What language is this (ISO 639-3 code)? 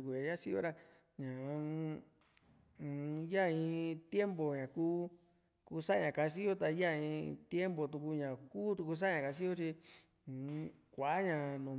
vmc